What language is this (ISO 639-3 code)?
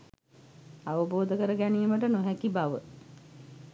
sin